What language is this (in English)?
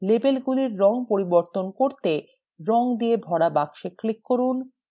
Bangla